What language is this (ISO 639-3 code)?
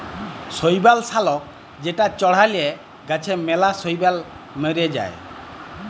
ben